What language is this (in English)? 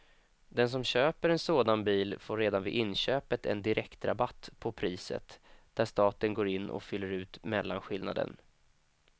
Swedish